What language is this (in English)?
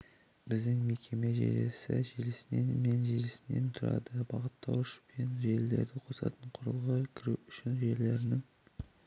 Kazakh